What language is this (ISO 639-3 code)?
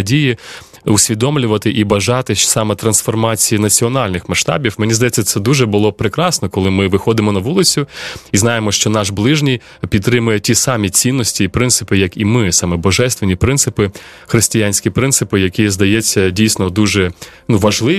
ukr